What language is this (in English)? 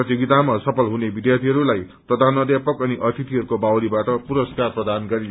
Nepali